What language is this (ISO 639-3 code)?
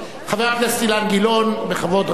heb